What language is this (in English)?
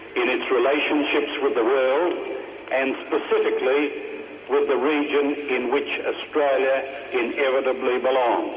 English